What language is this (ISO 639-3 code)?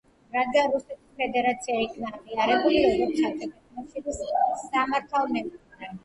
kat